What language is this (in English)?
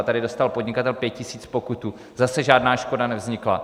Czech